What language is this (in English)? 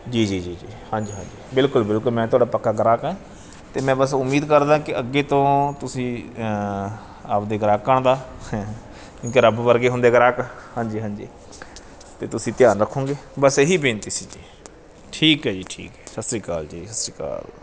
Punjabi